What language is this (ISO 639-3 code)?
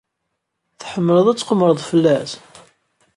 kab